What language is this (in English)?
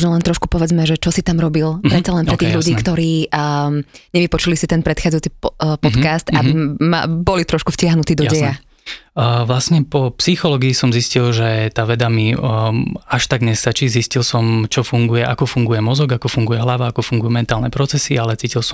Slovak